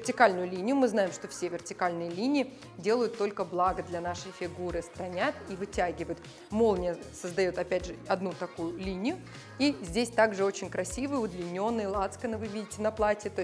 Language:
Russian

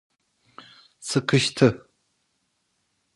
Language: Turkish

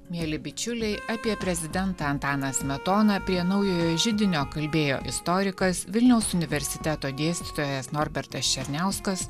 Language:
Lithuanian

